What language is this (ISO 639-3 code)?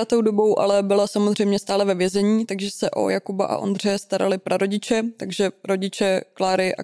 ces